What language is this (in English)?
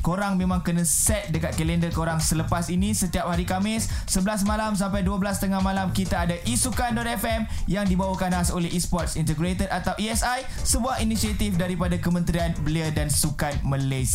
Malay